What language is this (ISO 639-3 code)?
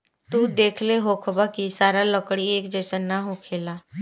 bho